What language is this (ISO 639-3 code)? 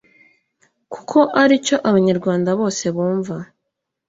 kin